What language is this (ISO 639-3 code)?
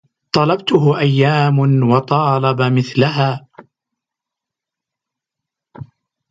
ara